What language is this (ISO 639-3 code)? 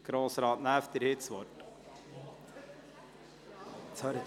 gsw